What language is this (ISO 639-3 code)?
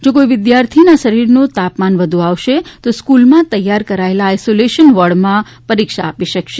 guj